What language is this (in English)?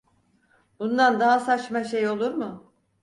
Turkish